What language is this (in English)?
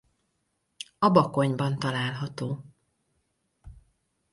Hungarian